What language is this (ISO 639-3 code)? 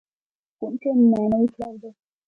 pus